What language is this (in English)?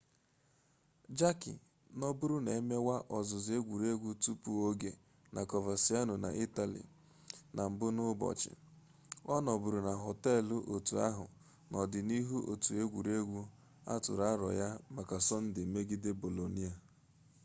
Igbo